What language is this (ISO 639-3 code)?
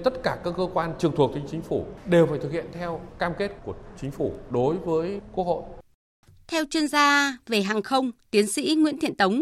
vie